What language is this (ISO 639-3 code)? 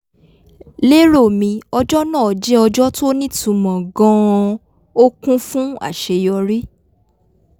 yor